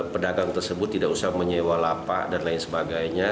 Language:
Indonesian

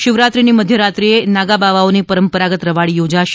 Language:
Gujarati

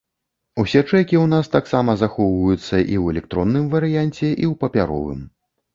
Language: Belarusian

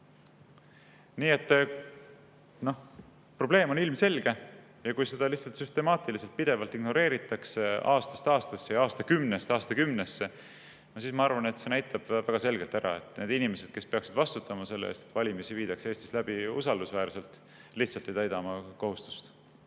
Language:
Estonian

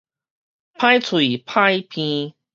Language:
Min Nan Chinese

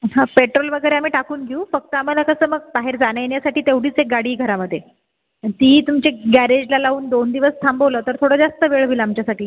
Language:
Marathi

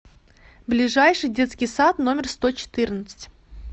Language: Russian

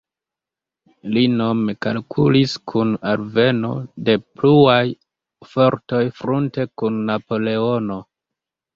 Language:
Esperanto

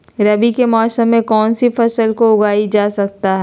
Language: Magahi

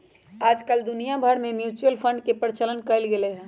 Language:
Magahi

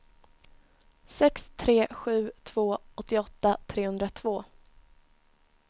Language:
Swedish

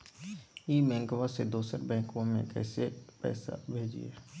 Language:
Magahi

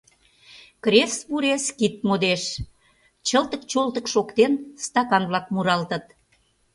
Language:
Mari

